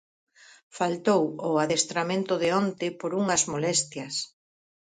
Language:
Galician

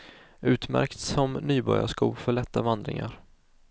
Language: Swedish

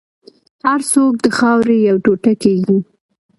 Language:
Pashto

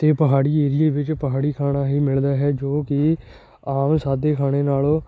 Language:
Punjabi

